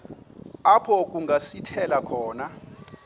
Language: Xhosa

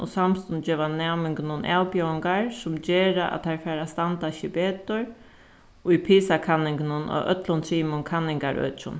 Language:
Faroese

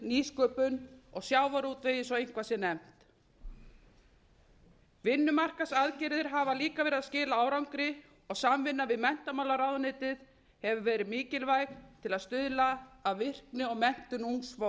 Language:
Icelandic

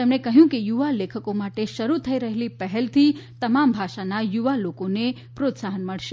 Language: Gujarati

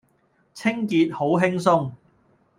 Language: Cantonese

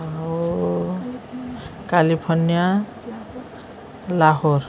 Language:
Odia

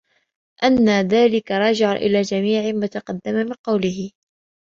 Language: Arabic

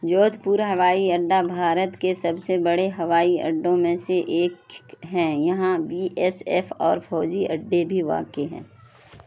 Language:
Urdu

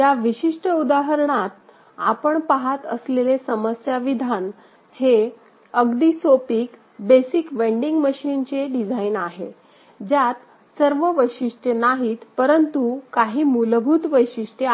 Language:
Marathi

